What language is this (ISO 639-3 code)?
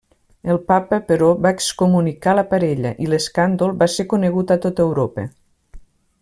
cat